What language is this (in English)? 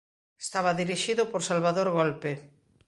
Galician